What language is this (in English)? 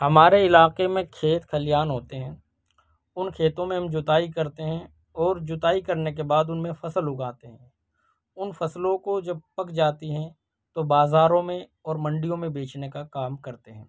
Urdu